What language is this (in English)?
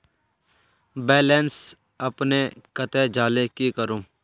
Magahi